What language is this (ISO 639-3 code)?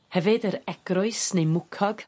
cym